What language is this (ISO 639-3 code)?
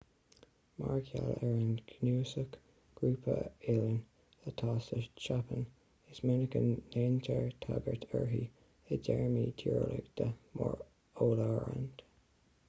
gle